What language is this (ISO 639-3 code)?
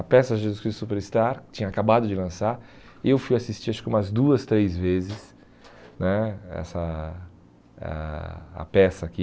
por